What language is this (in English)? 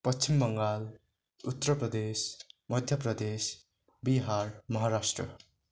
Nepali